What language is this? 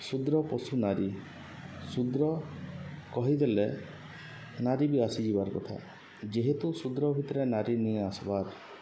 Odia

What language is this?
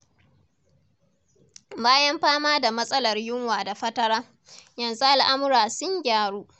Hausa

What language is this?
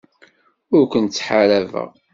Kabyle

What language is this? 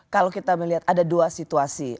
Indonesian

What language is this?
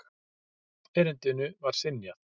Icelandic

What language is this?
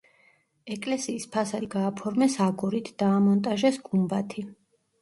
Georgian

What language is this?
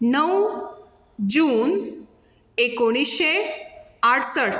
Konkani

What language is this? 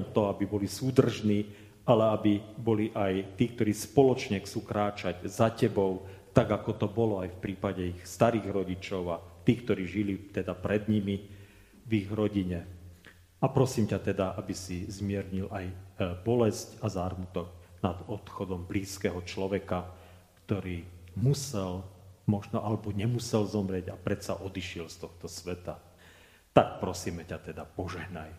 Slovak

